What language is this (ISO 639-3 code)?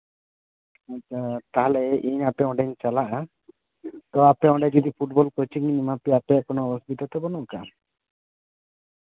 sat